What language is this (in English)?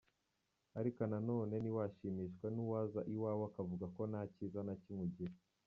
Kinyarwanda